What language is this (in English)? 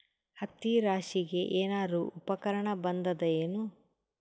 Kannada